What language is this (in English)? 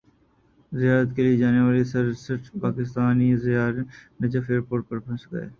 Urdu